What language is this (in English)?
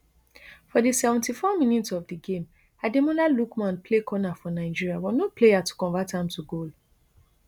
Nigerian Pidgin